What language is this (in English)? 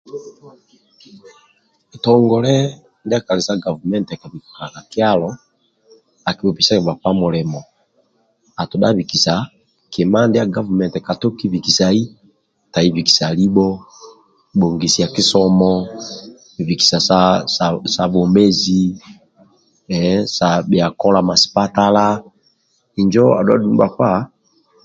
Amba (Uganda)